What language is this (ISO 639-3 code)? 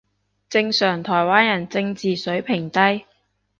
yue